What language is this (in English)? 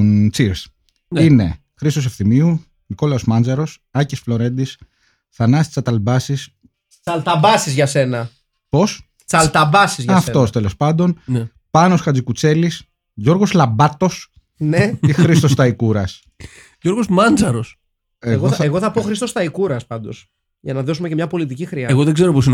Greek